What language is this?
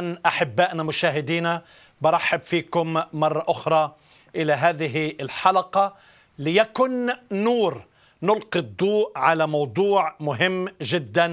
Arabic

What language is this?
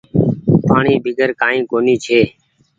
Goaria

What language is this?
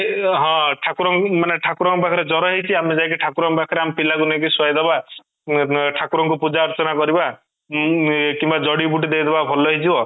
Odia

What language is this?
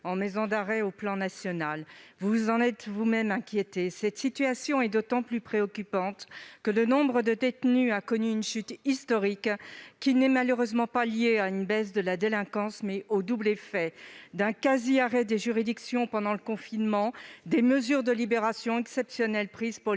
French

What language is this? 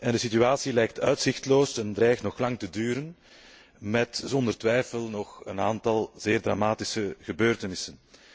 Dutch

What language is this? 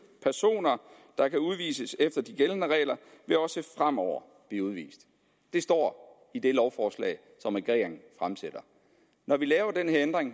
Danish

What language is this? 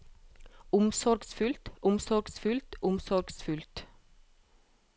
Norwegian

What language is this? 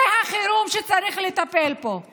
Hebrew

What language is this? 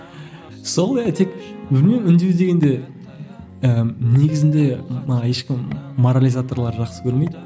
Kazakh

